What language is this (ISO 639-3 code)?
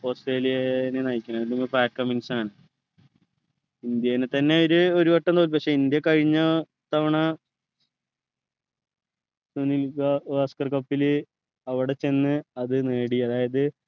mal